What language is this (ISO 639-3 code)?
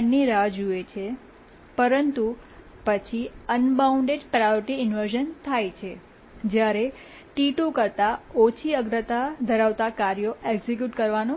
guj